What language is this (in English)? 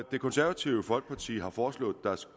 Danish